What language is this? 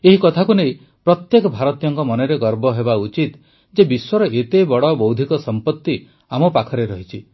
Odia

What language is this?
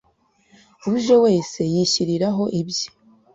Kinyarwanda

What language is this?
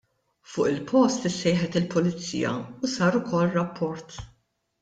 Maltese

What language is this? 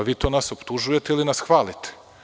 Serbian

